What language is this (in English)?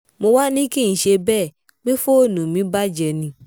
Yoruba